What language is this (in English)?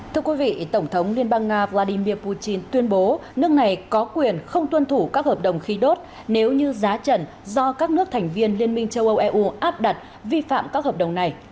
Vietnamese